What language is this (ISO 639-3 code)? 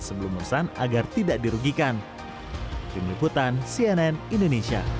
ind